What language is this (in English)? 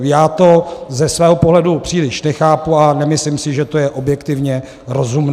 Czech